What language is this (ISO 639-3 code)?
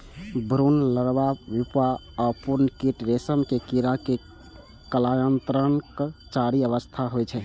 mai